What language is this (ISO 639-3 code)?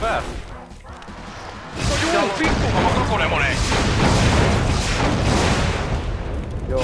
fin